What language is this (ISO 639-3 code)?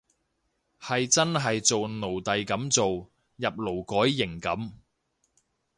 yue